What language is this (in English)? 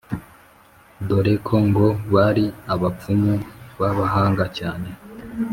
Kinyarwanda